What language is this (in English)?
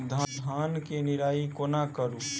Maithili